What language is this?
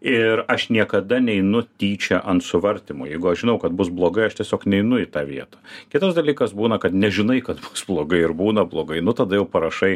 Lithuanian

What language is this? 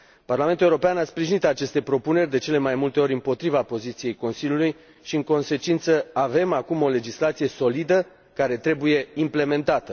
Romanian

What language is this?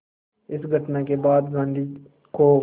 Hindi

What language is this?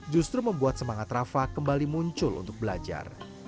Indonesian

